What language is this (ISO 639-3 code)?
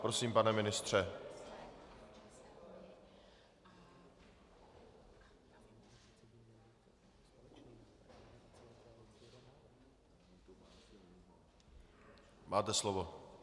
ces